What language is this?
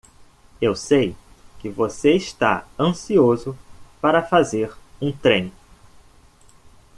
Portuguese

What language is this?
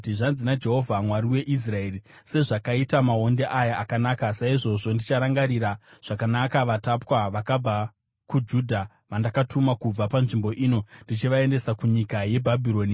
Shona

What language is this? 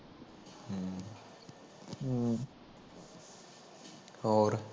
Punjabi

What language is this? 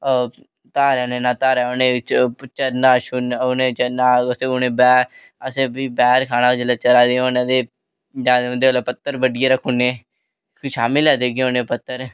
Dogri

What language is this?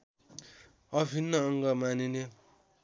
Nepali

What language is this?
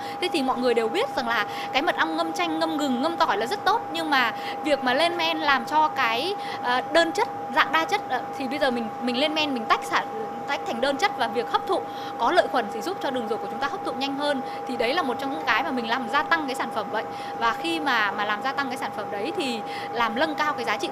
Vietnamese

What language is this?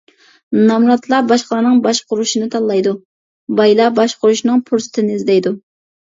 Uyghur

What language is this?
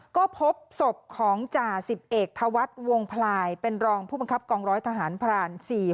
Thai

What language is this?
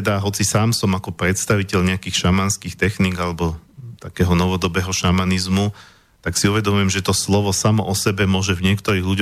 Slovak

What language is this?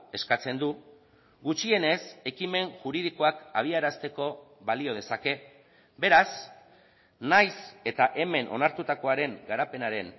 Basque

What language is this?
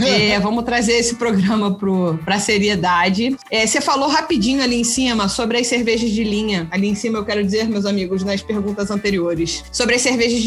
Portuguese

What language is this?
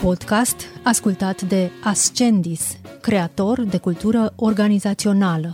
Romanian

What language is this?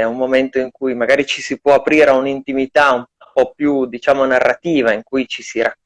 Italian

